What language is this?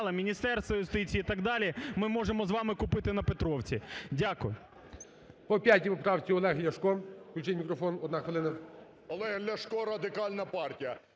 Ukrainian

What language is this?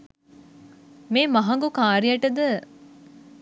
Sinhala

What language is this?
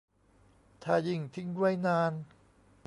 Thai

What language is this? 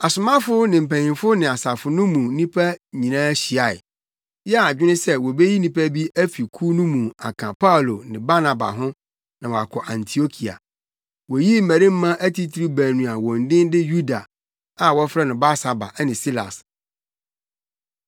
Akan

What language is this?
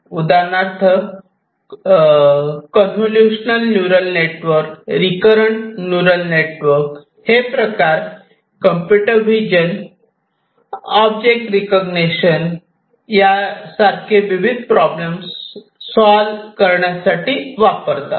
Marathi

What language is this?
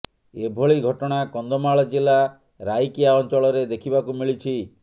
Odia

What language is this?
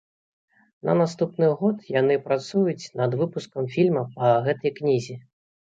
Belarusian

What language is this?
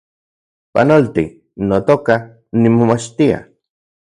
Central Puebla Nahuatl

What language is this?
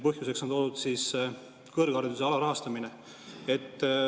Estonian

